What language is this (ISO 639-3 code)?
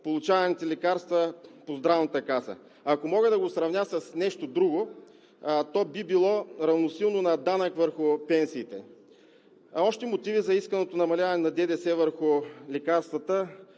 bul